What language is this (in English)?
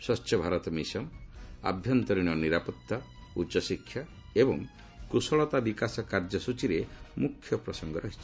Odia